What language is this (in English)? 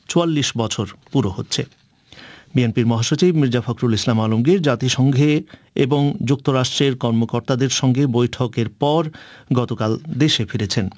Bangla